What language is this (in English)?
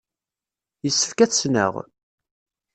Kabyle